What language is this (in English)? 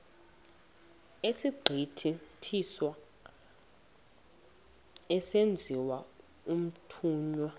Xhosa